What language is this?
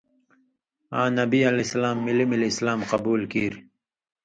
Indus Kohistani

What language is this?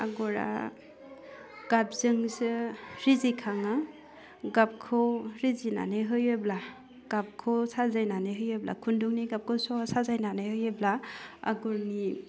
Bodo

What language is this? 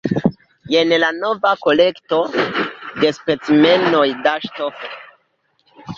Esperanto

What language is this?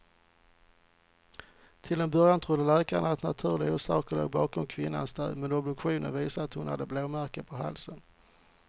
Swedish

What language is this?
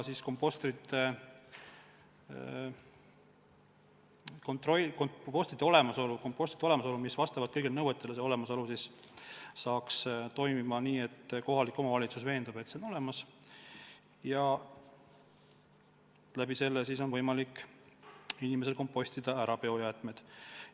Estonian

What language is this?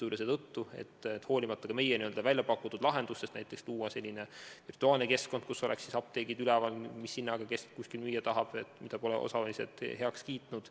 Estonian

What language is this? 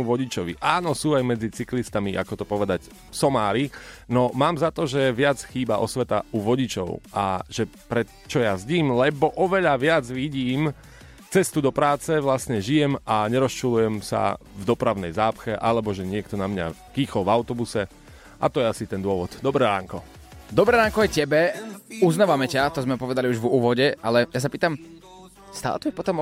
Slovak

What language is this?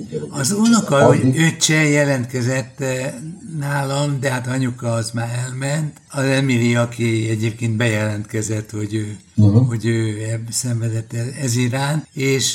Hungarian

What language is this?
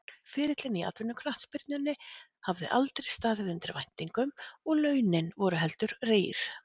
Icelandic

